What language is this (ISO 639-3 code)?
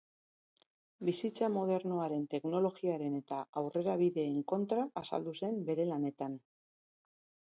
eus